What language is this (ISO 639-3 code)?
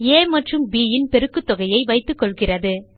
tam